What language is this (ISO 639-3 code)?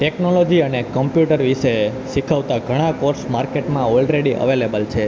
guj